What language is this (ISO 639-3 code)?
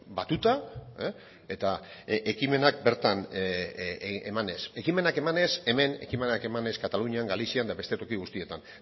eus